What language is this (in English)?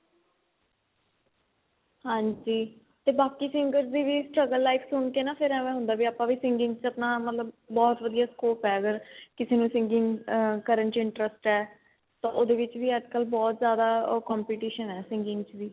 Punjabi